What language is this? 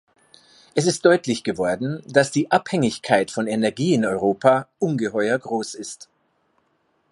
German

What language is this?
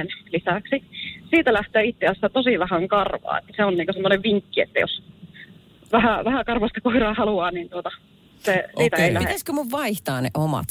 Finnish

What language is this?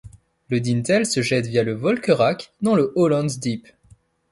French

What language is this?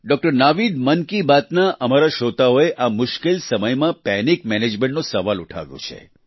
Gujarati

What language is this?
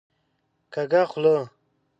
Pashto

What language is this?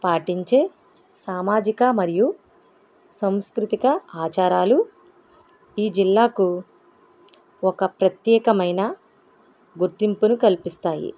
Telugu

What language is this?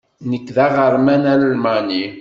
Kabyle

